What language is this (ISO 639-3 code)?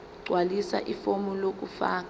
zul